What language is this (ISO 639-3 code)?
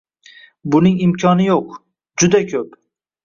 uzb